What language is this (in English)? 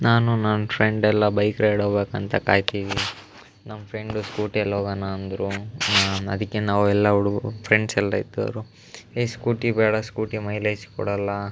Kannada